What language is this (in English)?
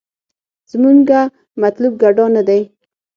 Pashto